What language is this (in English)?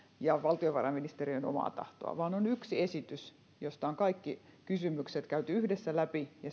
Finnish